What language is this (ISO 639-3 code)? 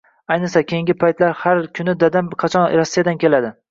uzb